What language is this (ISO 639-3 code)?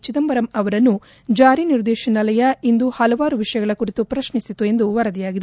kan